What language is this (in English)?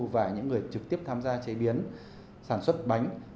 Vietnamese